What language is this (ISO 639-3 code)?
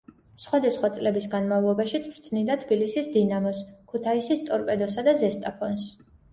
kat